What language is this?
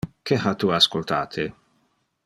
Interlingua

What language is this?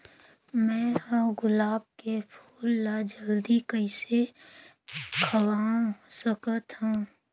Chhattisgarhi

